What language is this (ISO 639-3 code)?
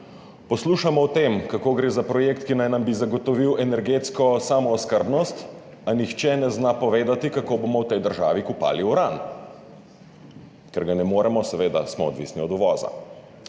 slv